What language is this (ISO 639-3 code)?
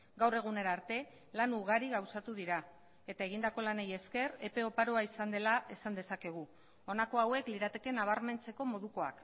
eus